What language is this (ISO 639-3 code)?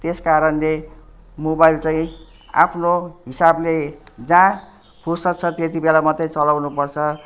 nep